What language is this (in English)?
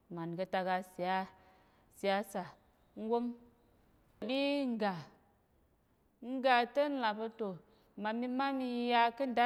Tarok